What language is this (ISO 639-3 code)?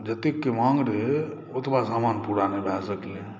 mai